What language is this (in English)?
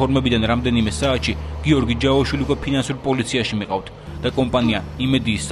Romanian